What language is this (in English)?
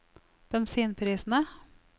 Norwegian